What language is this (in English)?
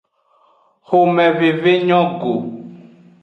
Aja (Benin)